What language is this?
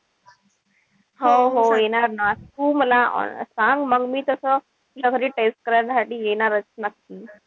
Marathi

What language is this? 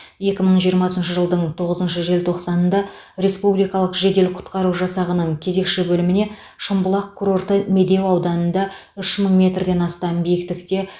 Kazakh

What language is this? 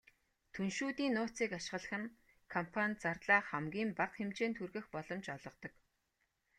Mongolian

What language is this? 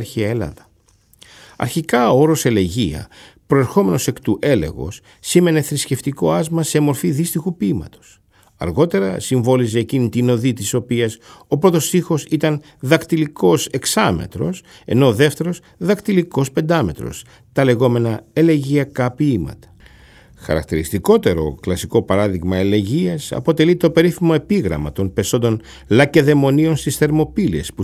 Greek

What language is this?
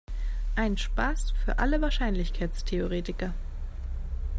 German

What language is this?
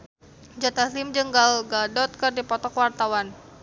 Sundanese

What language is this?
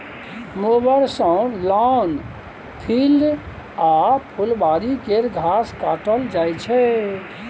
Maithili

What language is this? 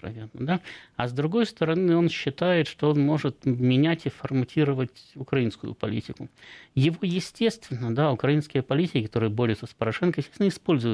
Russian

